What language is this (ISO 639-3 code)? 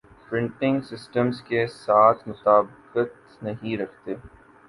urd